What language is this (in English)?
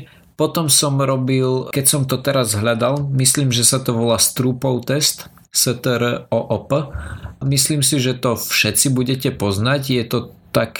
Slovak